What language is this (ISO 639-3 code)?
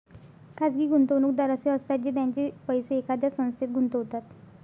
mar